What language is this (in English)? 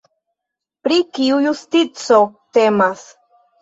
Esperanto